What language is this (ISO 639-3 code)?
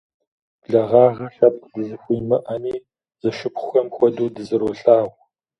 kbd